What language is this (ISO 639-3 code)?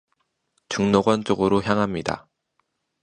kor